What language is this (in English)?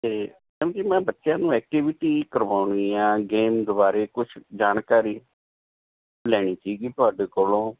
Punjabi